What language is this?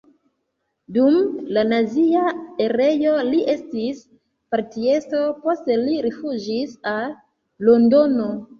Esperanto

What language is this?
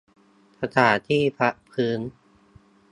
Thai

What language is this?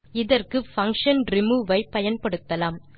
Tamil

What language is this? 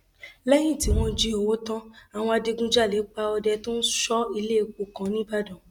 Yoruba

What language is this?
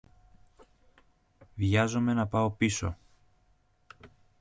Greek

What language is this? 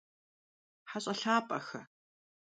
Kabardian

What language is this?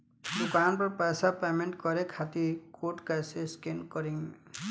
Bhojpuri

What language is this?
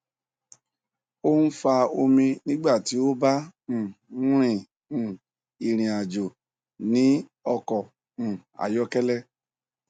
Yoruba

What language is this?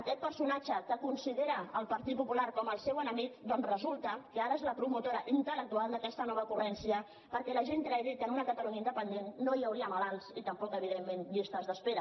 Catalan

